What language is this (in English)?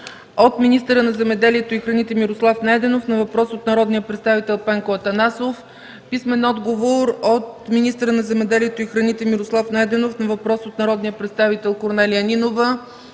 Bulgarian